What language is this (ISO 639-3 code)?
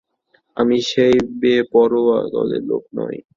ben